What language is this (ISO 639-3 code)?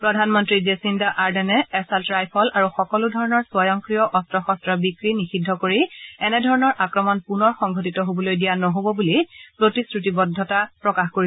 asm